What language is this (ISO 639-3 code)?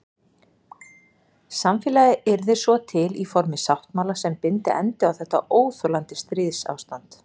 isl